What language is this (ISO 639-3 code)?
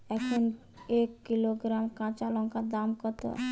ben